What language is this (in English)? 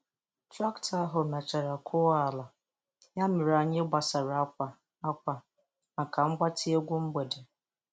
Igbo